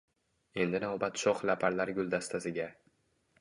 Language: Uzbek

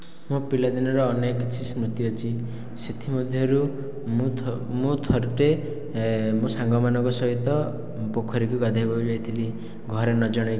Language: Odia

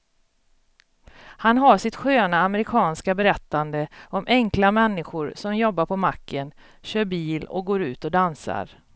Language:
Swedish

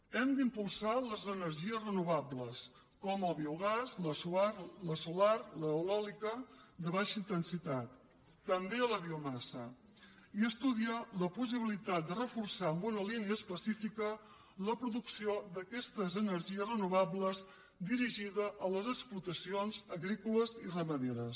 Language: Catalan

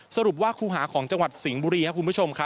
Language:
Thai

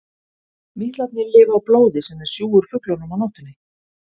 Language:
Icelandic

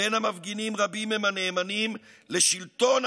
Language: Hebrew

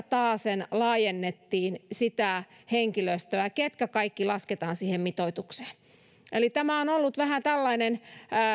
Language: Finnish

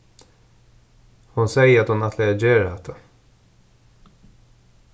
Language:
Faroese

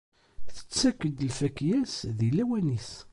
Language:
Kabyle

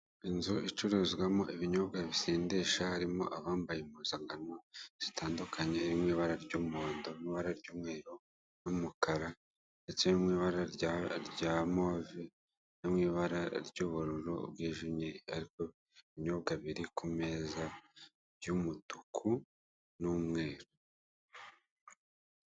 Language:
Kinyarwanda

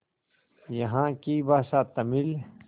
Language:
Hindi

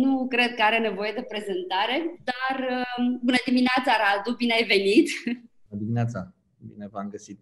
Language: Romanian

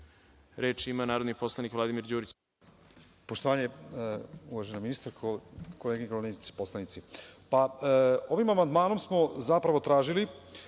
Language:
Serbian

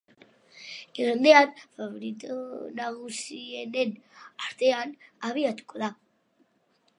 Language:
Basque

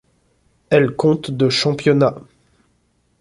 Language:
French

